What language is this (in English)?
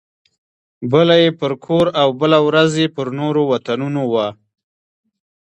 Pashto